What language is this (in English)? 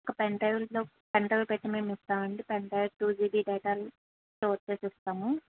Telugu